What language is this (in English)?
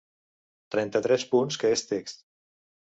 Catalan